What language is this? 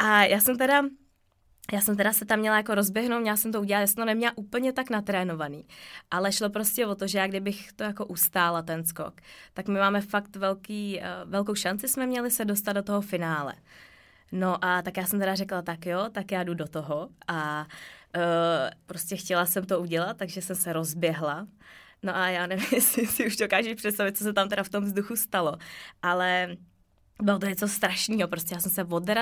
Czech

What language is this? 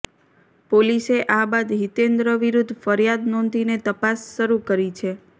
Gujarati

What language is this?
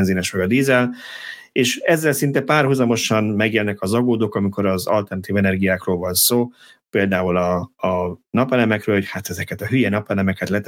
Hungarian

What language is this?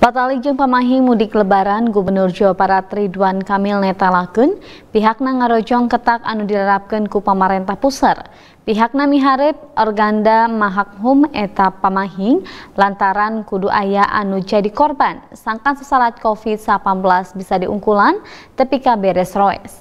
Indonesian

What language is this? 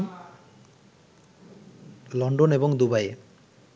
Bangla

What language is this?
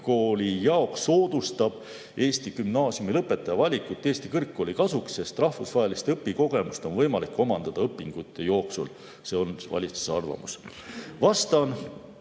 Estonian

